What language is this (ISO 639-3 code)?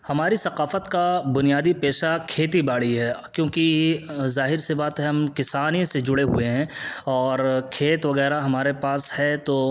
urd